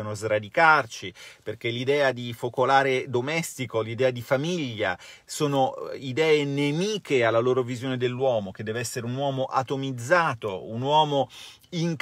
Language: Italian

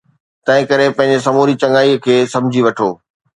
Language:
Sindhi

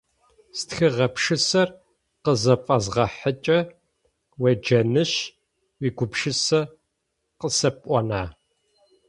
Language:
Adyghe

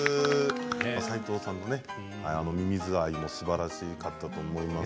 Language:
Japanese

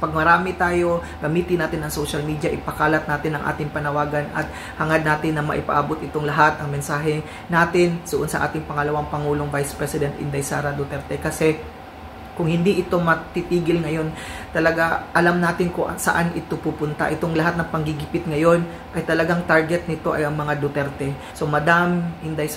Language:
Filipino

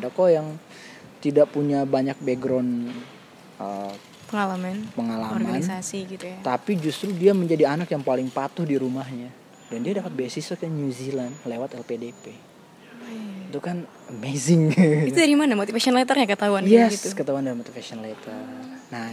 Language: Indonesian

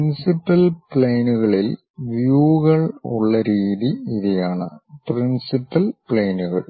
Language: Malayalam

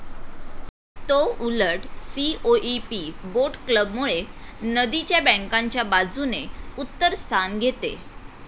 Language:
Marathi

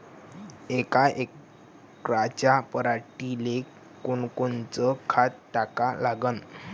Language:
Marathi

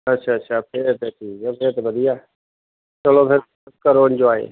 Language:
Punjabi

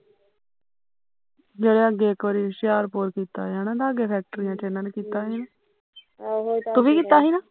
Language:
Punjabi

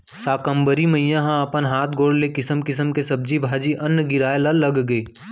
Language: Chhattisgarhi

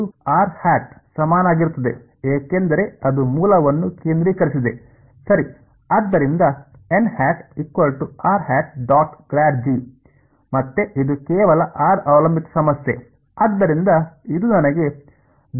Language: Kannada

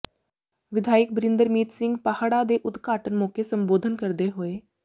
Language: Punjabi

